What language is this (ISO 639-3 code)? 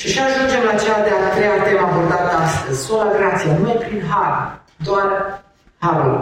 ron